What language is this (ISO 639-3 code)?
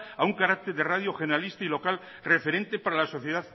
spa